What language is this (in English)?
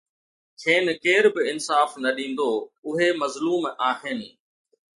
Sindhi